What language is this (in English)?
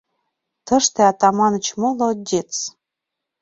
Mari